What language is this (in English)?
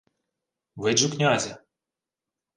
Ukrainian